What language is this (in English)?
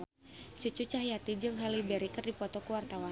Sundanese